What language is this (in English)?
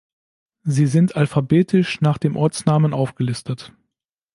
German